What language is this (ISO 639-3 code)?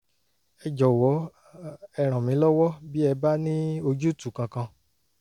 yor